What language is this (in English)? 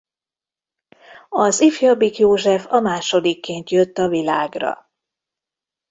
Hungarian